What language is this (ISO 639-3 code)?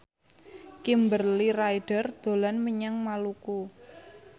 jav